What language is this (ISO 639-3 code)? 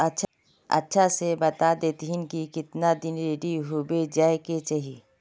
mag